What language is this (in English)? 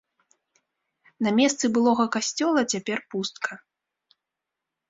Belarusian